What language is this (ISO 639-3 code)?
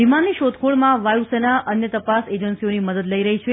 guj